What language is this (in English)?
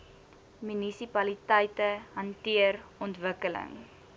Afrikaans